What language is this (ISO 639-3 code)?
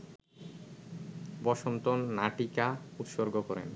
ben